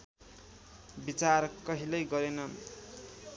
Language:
Nepali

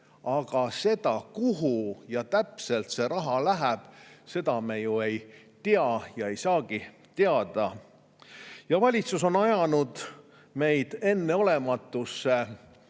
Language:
Estonian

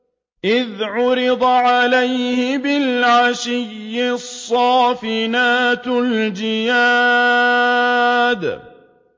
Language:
Arabic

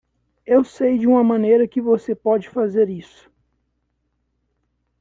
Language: Portuguese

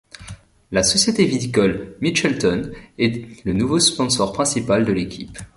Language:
French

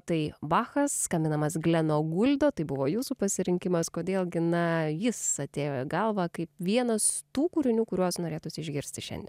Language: Lithuanian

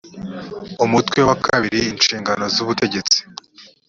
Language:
Kinyarwanda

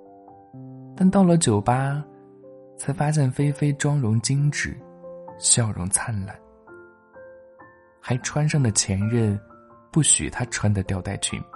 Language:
Chinese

